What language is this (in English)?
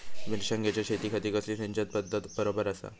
Marathi